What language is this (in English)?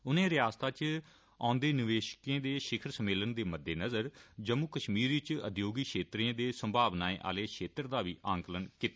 Dogri